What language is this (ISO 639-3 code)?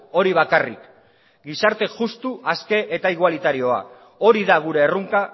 eus